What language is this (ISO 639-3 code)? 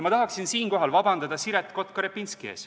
est